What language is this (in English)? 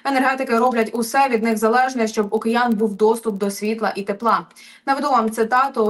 Ukrainian